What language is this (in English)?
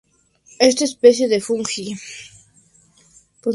Spanish